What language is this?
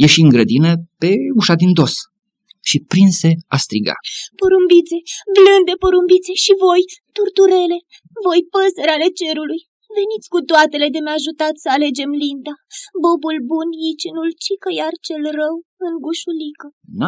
Romanian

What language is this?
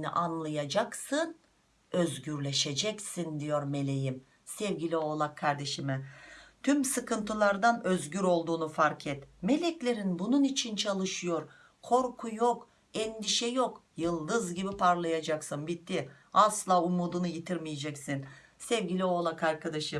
Turkish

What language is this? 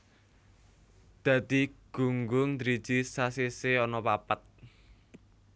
Javanese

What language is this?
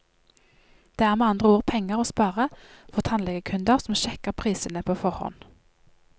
Norwegian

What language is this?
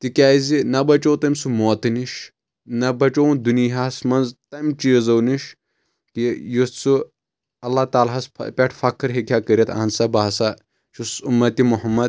Kashmiri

